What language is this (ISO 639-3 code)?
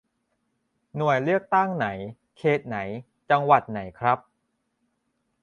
tha